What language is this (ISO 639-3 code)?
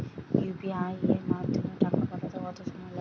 ben